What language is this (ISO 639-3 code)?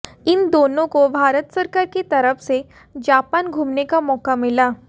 hin